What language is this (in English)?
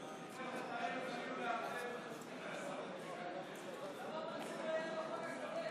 Hebrew